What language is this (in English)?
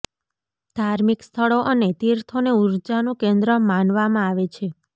Gujarati